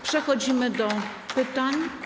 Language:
Polish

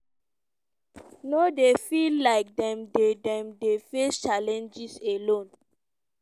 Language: Nigerian Pidgin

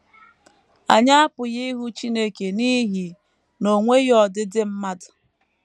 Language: Igbo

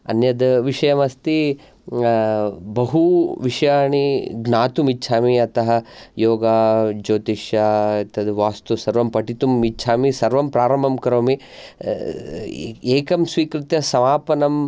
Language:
Sanskrit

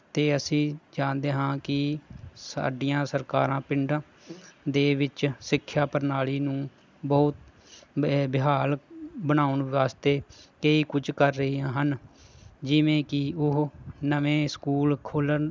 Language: Punjabi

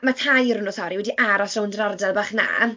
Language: Welsh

